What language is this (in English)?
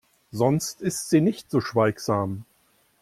German